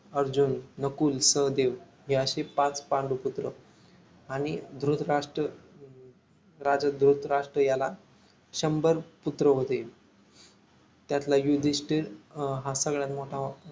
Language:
Marathi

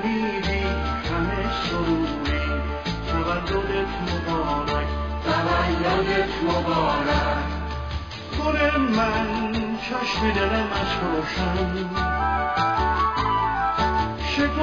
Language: Persian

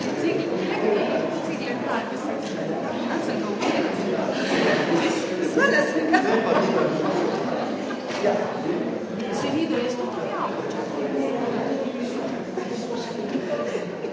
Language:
Slovenian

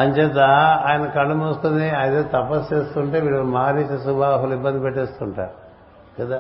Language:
Telugu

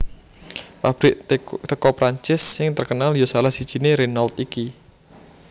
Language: Javanese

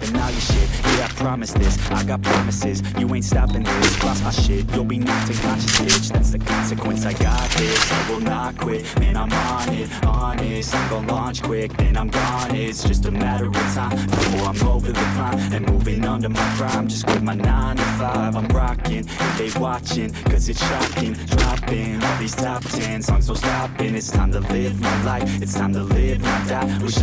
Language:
English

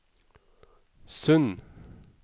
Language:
Norwegian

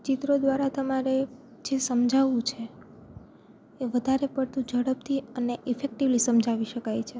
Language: Gujarati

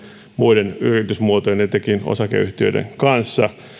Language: Finnish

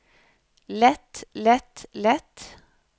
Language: Norwegian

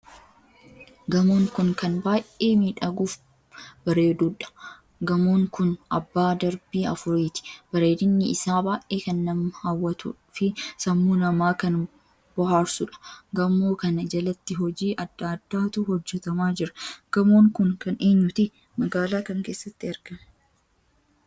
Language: Oromo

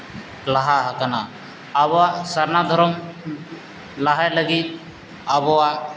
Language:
Santali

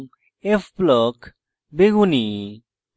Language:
Bangla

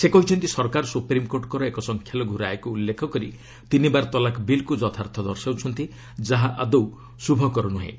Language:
Odia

